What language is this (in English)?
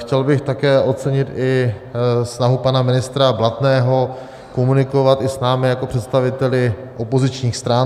Czech